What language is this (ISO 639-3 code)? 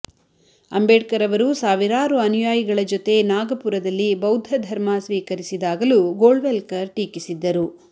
kan